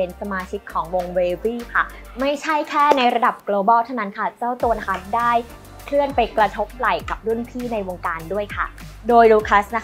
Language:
Thai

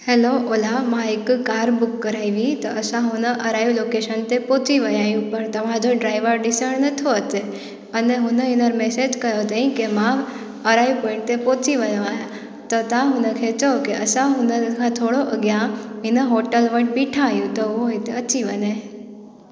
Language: Sindhi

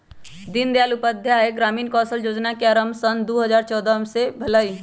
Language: Magahi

